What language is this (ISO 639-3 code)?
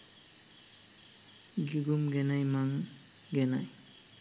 sin